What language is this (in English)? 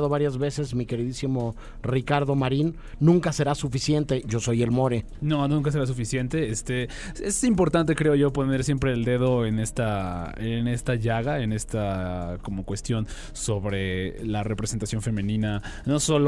Spanish